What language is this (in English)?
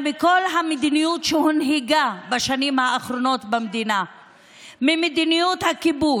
Hebrew